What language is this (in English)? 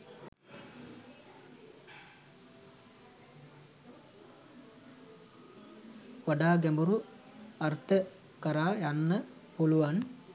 Sinhala